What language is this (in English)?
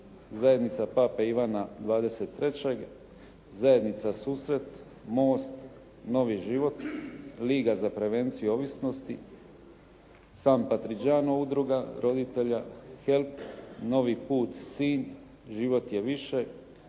Croatian